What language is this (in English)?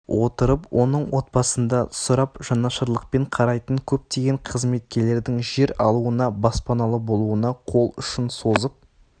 Kazakh